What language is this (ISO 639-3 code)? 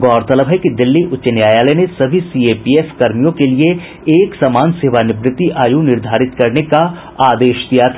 hin